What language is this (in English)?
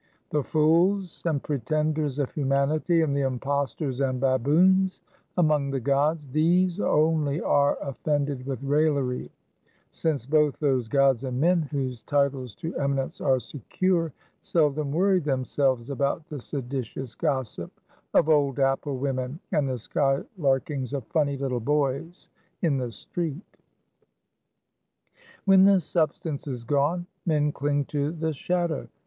English